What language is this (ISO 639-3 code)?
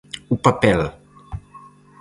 glg